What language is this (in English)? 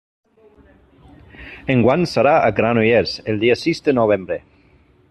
Catalan